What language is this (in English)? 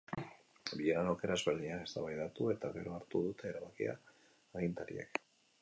Basque